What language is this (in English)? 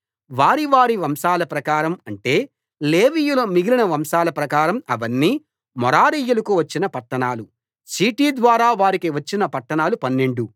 Telugu